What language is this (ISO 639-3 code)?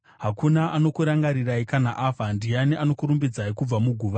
sna